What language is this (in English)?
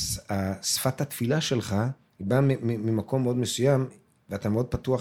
Hebrew